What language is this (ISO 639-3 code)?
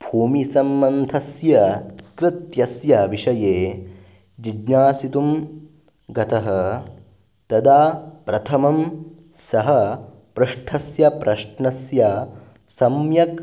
san